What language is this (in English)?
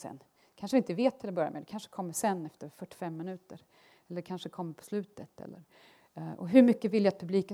Swedish